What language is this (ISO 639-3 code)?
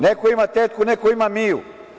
srp